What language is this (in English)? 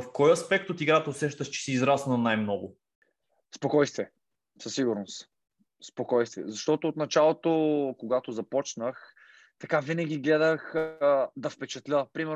Bulgarian